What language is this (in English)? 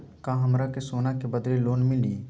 Magahi